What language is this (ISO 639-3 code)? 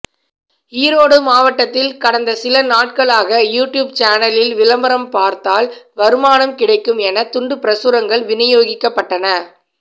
tam